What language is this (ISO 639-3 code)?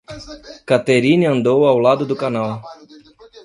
por